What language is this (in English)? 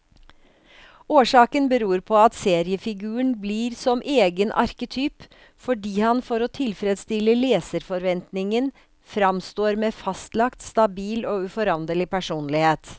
Norwegian